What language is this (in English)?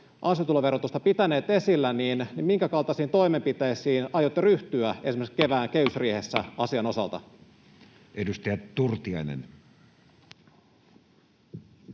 Finnish